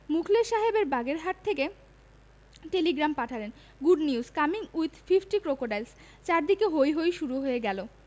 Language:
Bangla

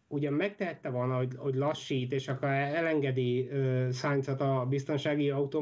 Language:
Hungarian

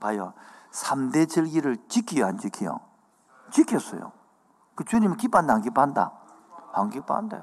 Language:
Korean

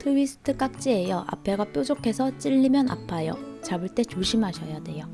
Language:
Korean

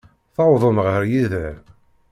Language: Kabyle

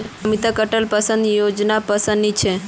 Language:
Magahi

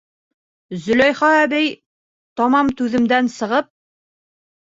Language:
Bashkir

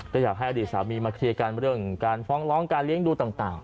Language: Thai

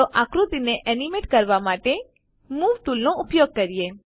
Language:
Gujarati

